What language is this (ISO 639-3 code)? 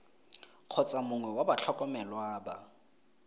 tsn